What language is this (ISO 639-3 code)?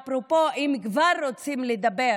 heb